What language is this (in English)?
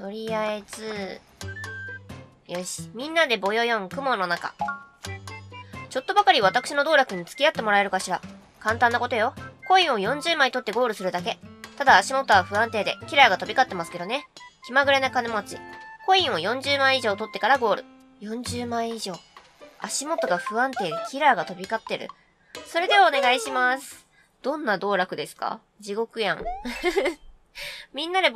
Japanese